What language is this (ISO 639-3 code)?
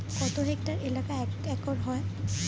ben